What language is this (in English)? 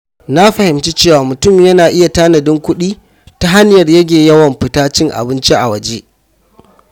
Hausa